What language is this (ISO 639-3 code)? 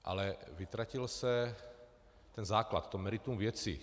ces